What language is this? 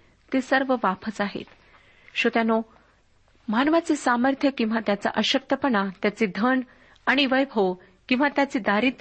Marathi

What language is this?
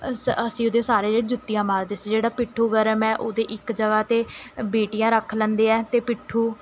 Punjabi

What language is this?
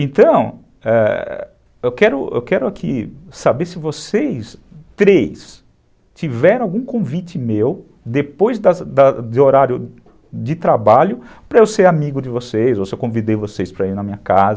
Portuguese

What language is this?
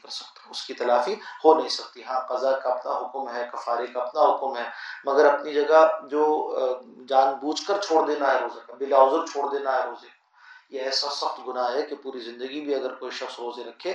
Arabic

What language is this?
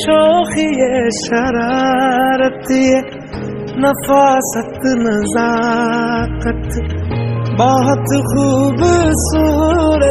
Arabic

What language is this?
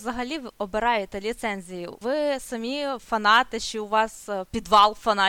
Ukrainian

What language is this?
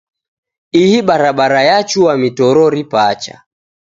Taita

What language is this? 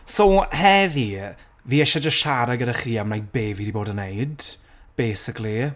Welsh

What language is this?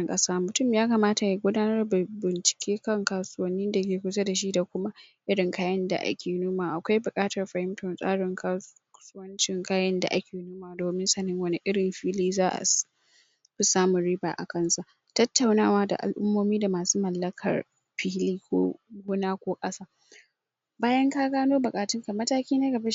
Hausa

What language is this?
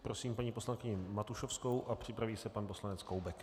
Czech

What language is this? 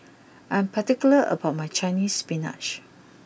English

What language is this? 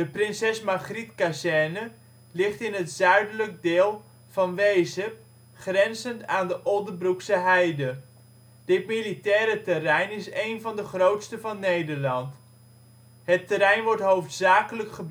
Dutch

